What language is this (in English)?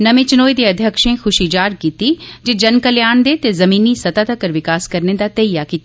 Dogri